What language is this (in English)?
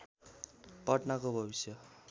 Nepali